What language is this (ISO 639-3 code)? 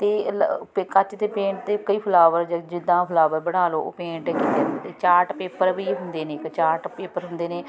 pan